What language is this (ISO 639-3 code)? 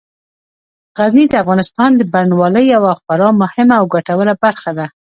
pus